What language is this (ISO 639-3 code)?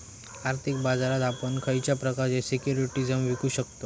mar